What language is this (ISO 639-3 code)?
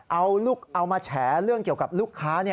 tha